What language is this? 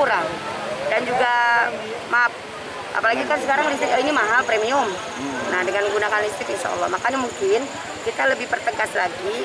Indonesian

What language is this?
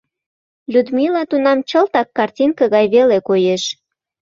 Mari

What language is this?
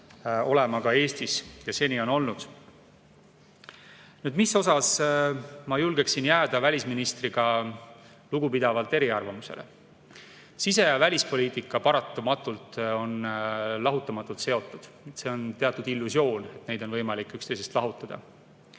Estonian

